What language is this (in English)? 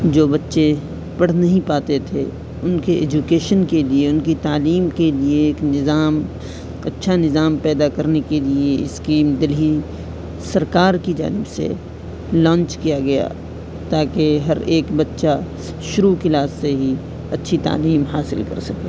Urdu